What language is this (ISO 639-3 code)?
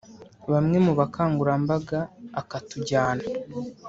kin